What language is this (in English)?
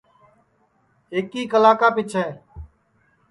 Sansi